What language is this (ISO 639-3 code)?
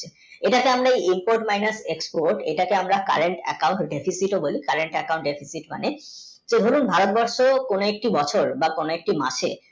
ben